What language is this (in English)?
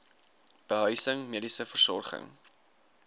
Afrikaans